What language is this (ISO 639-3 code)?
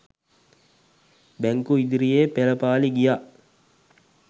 sin